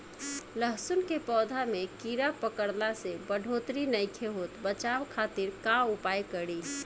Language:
Bhojpuri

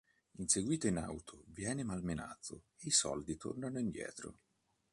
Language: Italian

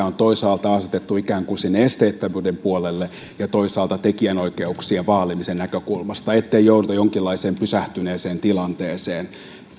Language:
Finnish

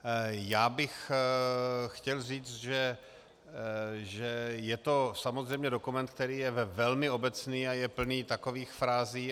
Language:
Czech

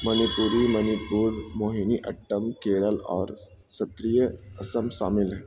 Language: Urdu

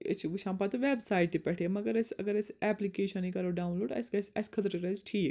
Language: Kashmiri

